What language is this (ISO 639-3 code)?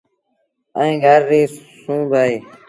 sbn